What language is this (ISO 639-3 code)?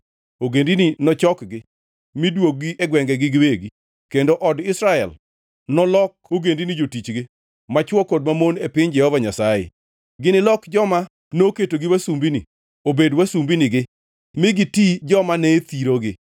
luo